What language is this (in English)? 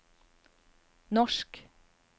Norwegian